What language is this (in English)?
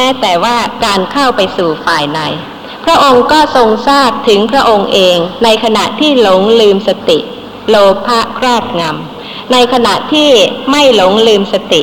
Thai